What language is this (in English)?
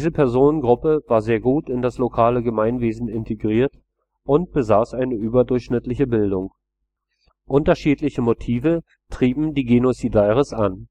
German